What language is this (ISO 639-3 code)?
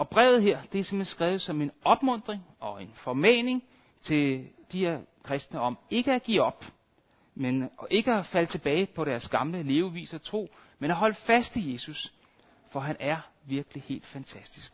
dan